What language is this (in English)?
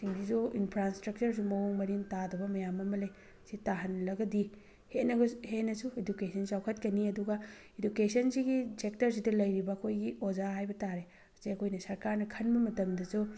Manipuri